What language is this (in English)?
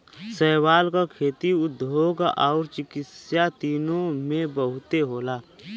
Bhojpuri